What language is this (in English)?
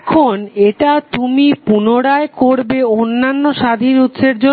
Bangla